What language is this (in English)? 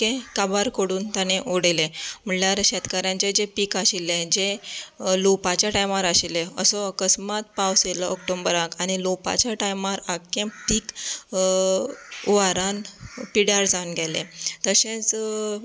Konkani